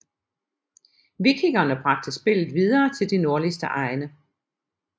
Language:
Danish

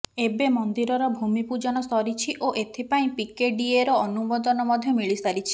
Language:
Odia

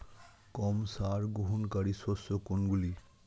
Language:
Bangla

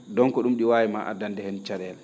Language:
Fula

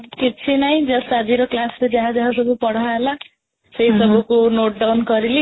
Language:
Odia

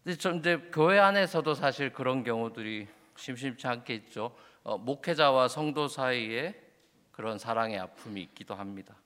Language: Korean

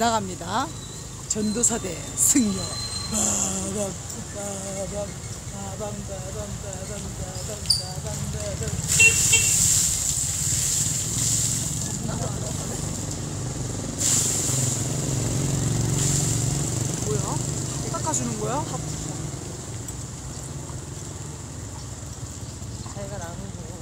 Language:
Korean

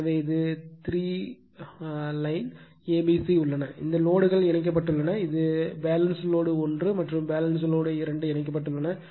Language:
Tamil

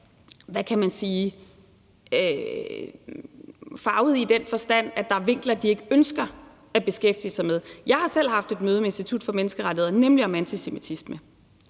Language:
Danish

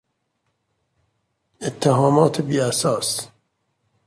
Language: Persian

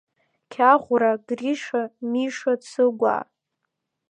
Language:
Abkhazian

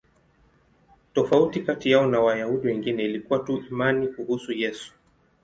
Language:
Swahili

